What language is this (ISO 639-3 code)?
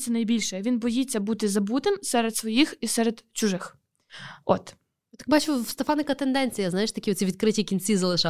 ukr